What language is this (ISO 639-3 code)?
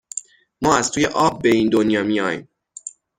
fas